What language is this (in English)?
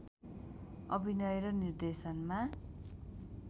Nepali